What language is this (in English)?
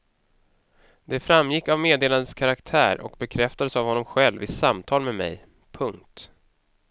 Swedish